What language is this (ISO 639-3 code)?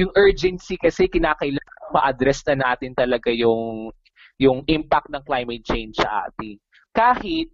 fil